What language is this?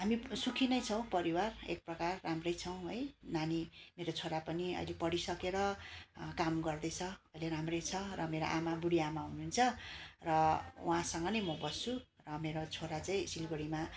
Nepali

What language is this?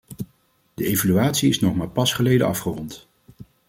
Dutch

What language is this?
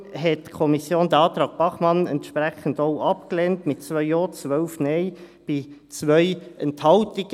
Swiss German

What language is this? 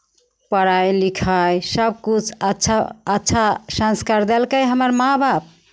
Maithili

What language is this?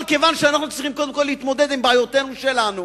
Hebrew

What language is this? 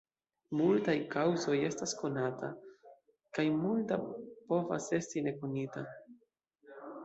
Esperanto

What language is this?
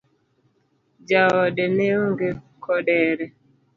Luo (Kenya and Tanzania)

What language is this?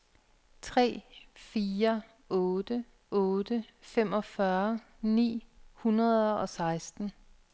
Danish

